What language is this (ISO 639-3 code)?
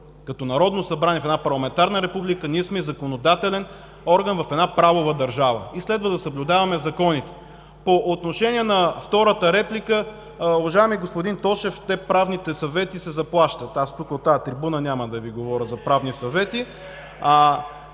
bul